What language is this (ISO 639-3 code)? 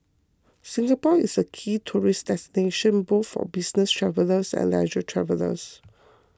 eng